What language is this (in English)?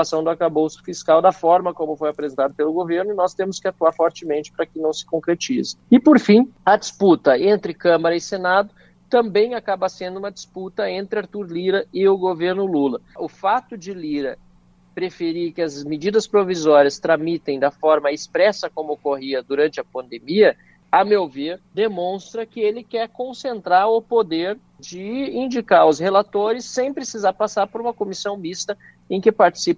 Portuguese